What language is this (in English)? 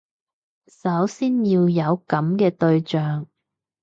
Cantonese